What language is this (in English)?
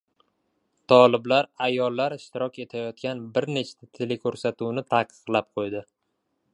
Uzbek